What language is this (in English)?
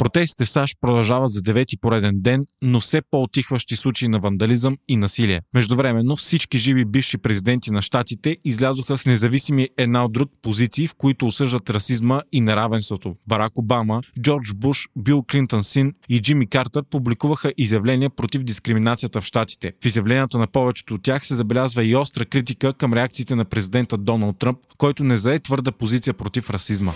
Bulgarian